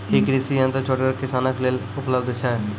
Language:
Maithili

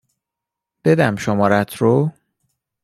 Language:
Persian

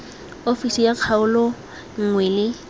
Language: Tswana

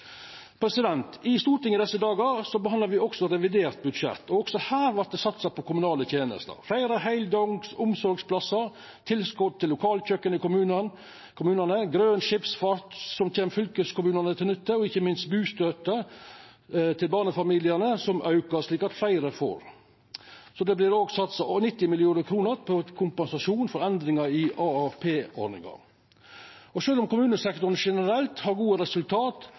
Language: Norwegian Nynorsk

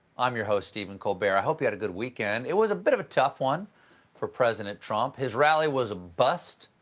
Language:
English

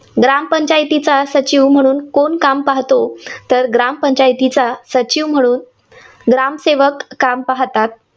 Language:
Marathi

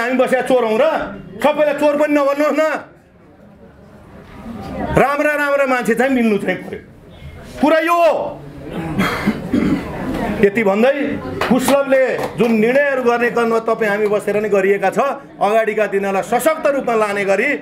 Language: Hindi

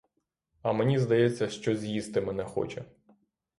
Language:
Ukrainian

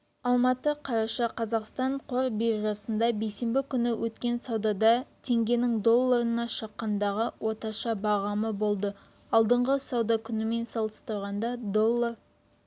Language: Kazakh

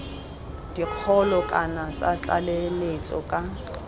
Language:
Tswana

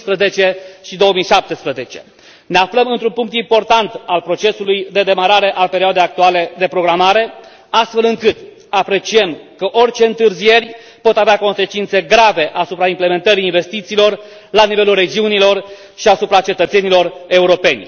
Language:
Romanian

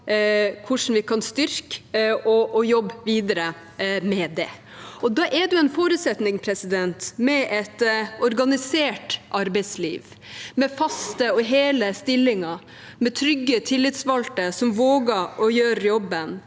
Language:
Norwegian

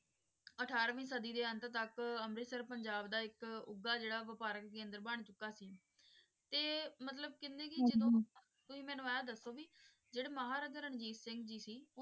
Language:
Punjabi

